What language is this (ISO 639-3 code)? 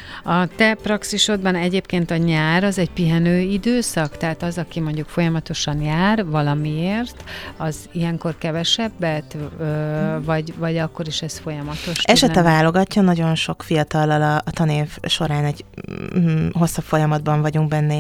hun